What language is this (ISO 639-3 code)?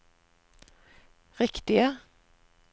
nor